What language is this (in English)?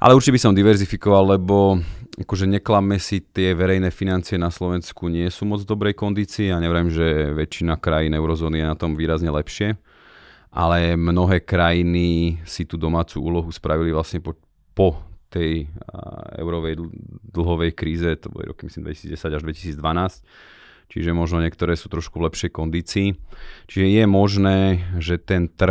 Slovak